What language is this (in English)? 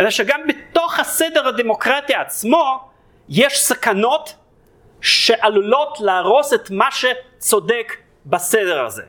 Hebrew